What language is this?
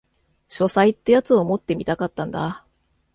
Japanese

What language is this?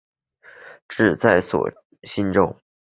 Chinese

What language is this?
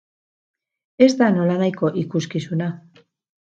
Basque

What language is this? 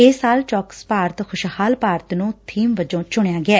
Punjabi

